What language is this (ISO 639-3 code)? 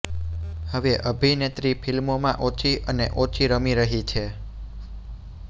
guj